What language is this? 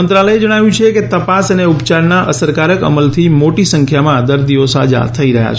Gujarati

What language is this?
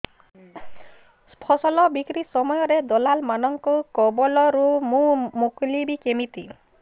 Odia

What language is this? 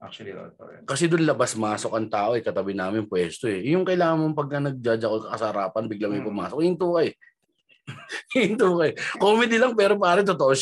Filipino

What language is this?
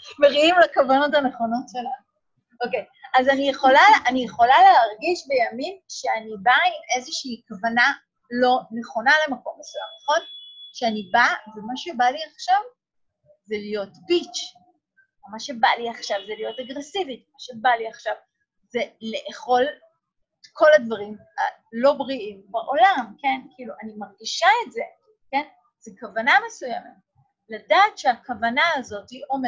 Hebrew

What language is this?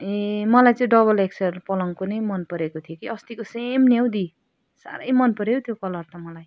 Nepali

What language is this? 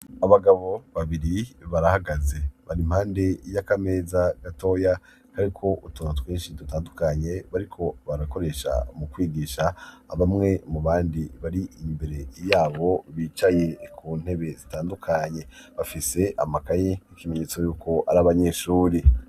Rundi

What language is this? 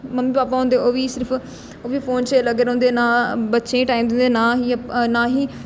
Dogri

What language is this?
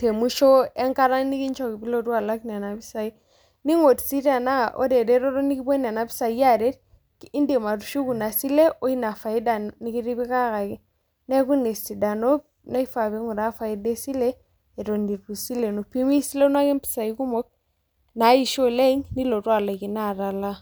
Masai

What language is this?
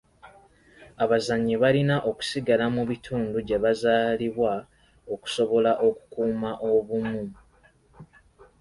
Ganda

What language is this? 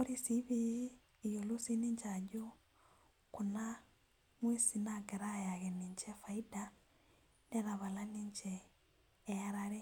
Masai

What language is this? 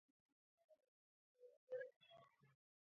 Georgian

